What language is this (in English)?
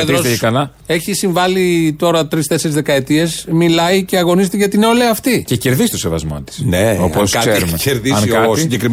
Greek